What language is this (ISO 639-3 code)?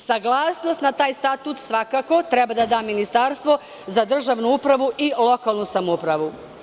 srp